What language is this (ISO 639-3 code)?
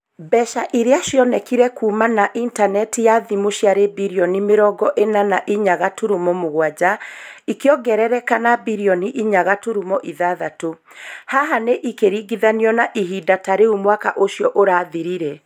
kik